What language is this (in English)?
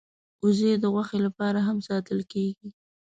Pashto